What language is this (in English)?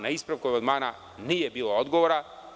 Serbian